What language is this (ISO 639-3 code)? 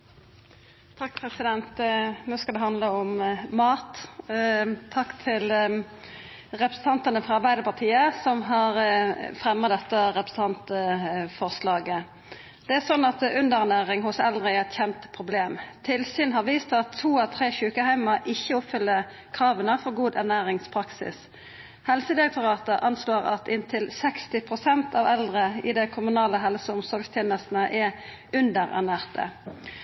nno